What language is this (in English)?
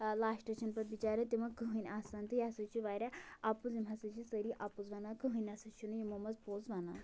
Kashmiri